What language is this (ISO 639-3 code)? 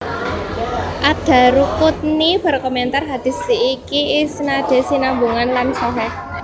jav